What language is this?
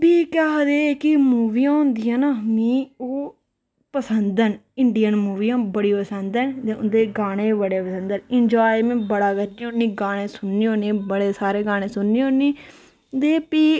Dogri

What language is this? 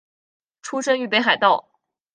Chinese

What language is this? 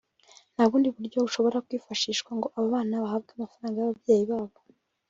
Kinyarwanda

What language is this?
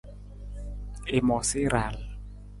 Nawdm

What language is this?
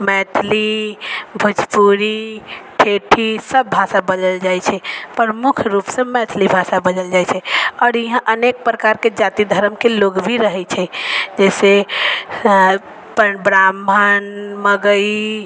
Maithili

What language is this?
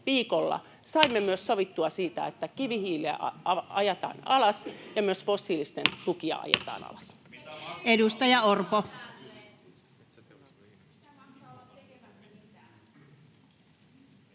Finnish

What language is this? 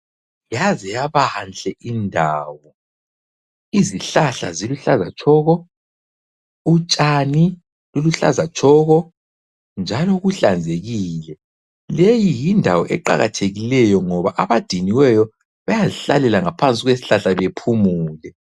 North Ndebele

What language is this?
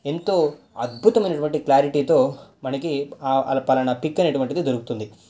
Telugu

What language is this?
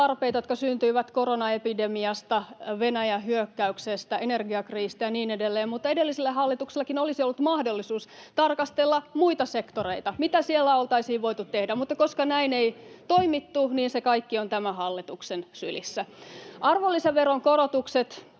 Finnish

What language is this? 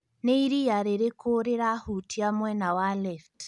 Kikuyu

